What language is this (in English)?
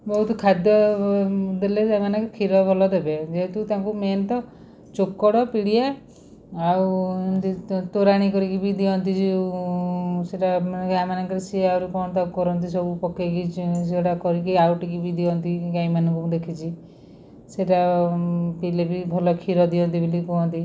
Odia